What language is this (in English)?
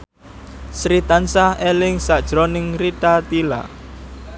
Javanese